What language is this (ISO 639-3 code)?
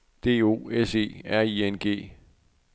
dan